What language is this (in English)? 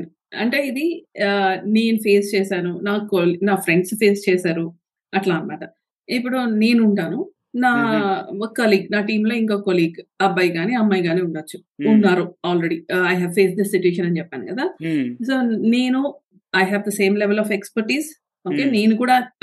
Telugu